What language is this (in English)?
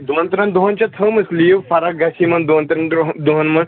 Kashmiri